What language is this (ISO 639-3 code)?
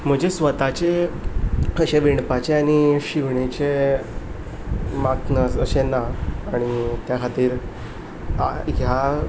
kok